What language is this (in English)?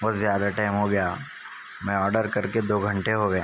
Urdu